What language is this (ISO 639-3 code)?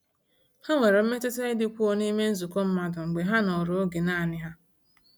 ibo